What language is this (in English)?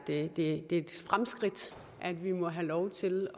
Danish